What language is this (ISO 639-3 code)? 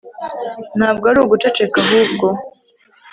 kin